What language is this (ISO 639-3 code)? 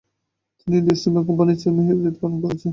ben